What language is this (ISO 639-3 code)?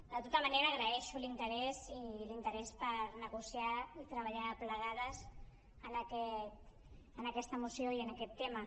cat